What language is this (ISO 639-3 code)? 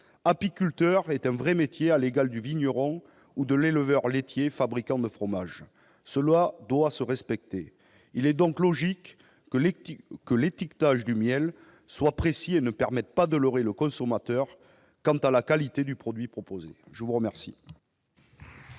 fra